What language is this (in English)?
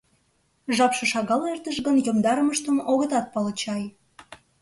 Mari